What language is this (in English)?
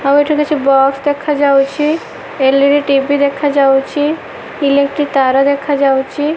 Odia